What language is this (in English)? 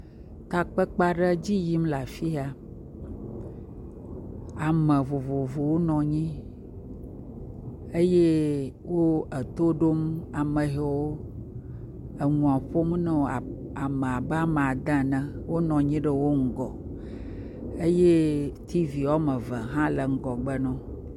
Ewe